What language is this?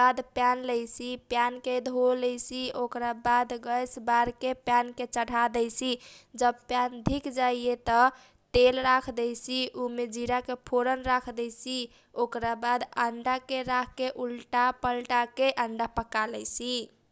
Kochila Tharu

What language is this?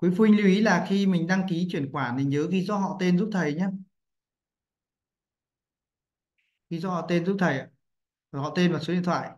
Vietnamese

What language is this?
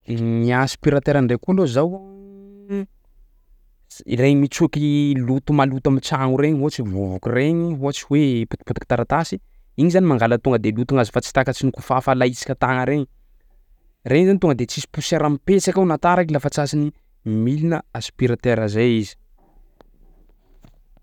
Sakalava Malagasy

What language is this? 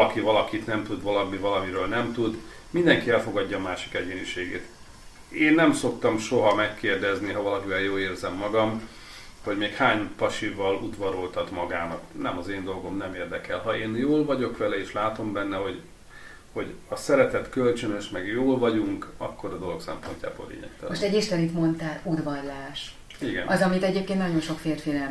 Hungarian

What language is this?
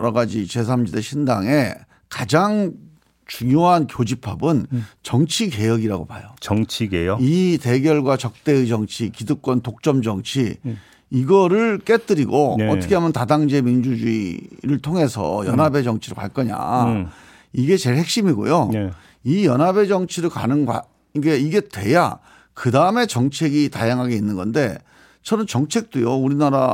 Korean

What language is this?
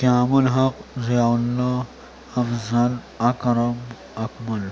Urdu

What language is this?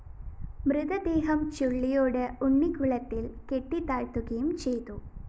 Malayalam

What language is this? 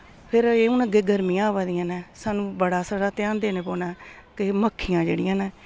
Dogri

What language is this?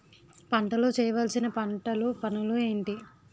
Telugu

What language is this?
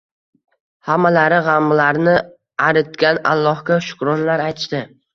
Uzbek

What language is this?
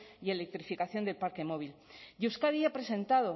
Spanish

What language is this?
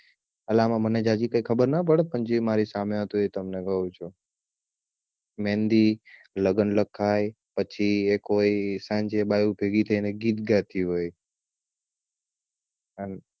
Gujarati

